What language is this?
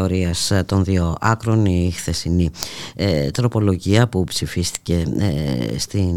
Greek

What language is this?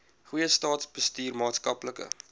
Afrikaans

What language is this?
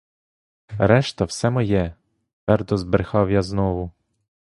Ukrainian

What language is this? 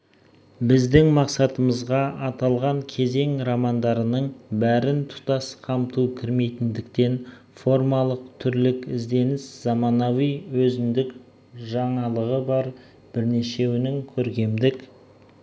Kazakh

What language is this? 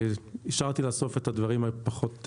Hebrew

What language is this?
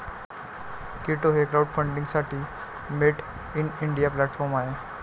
Marathi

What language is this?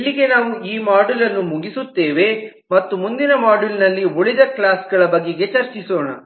Kannada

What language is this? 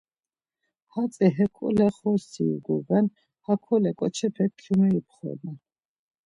Laz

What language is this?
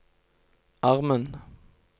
Norwegian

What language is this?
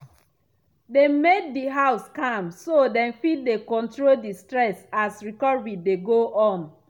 Nigerian Pidgin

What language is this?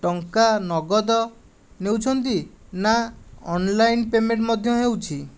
Odia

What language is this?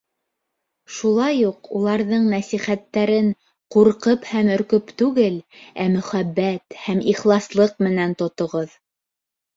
Bashkir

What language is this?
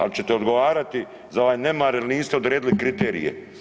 Croatian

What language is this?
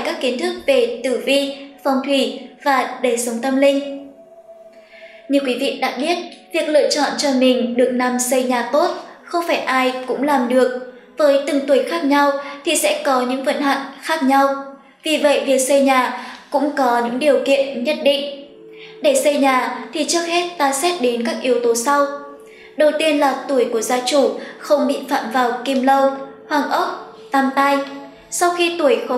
Vietnamese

